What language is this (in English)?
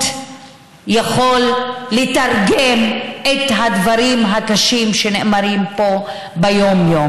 Hebrew